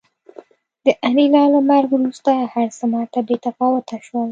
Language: Pashto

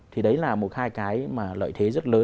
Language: Vietnamese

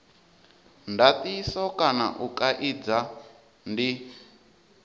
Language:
Venda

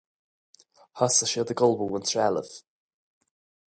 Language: Irish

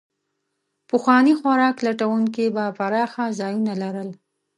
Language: Pashto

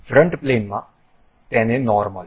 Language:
Gujarati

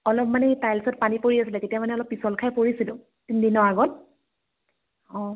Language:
Assamese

